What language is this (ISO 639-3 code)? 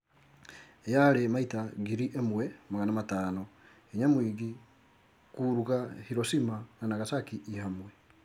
kik